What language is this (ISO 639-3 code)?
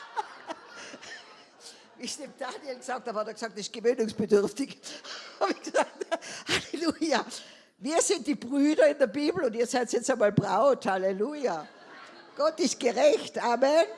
deu